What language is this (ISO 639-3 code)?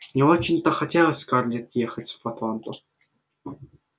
rus